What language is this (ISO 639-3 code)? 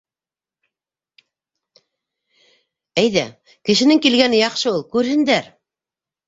bak